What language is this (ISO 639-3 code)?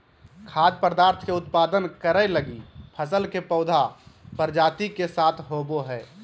mag